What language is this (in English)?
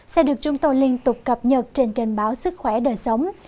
Vietnamese